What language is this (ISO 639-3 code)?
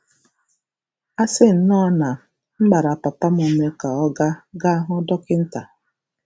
ibo